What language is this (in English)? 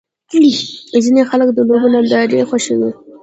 Pashto